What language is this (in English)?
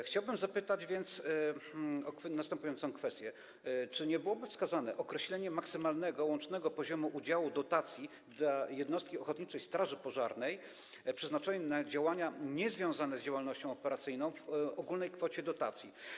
Polish